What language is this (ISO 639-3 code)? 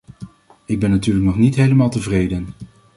nld